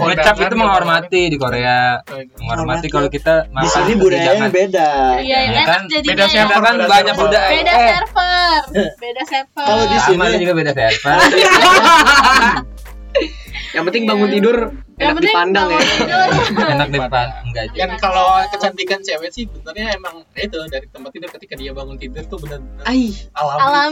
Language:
Indonesian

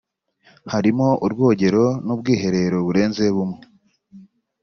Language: Kinyarwanda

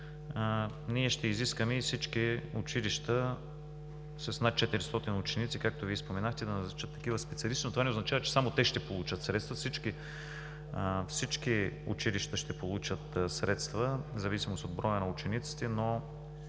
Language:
Bulgarian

